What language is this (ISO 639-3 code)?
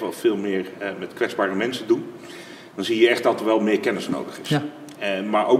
nld